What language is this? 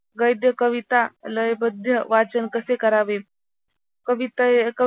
Marathi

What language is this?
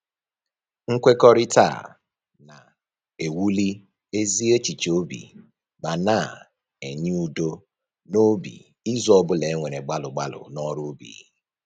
Igbo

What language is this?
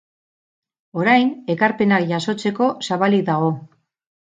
Basque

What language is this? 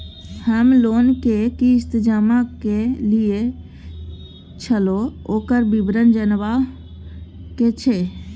Maithili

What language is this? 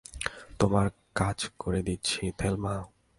Bangla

